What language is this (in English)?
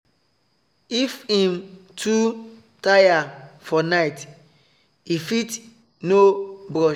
Nigerian Pidgin